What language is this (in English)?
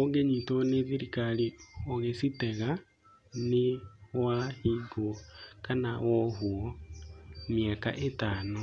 Kikuyu